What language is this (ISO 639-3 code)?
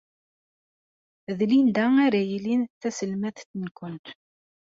kab